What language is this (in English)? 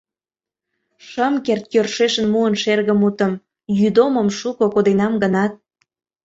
Mari